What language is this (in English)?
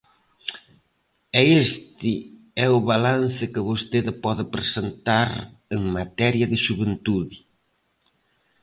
Galician